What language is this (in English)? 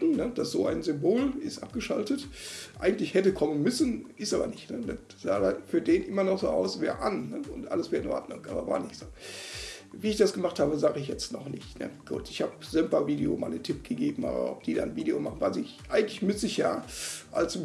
German